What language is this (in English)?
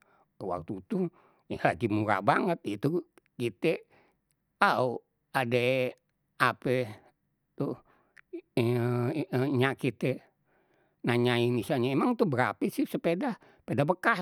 Betawi